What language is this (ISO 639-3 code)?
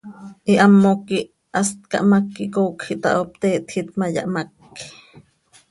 sei